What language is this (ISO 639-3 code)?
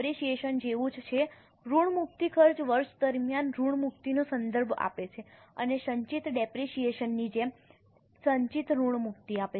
guj